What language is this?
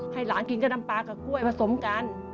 Thai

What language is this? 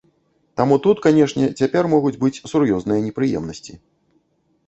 Belarusian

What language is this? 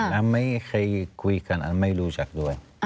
Thai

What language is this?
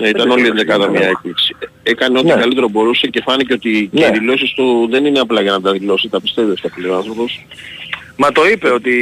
Greek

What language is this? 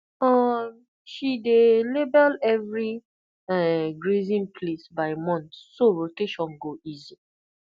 Nigerian Pidgin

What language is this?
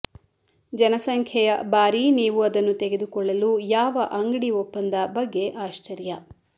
Kannada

